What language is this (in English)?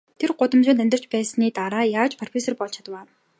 Mongolian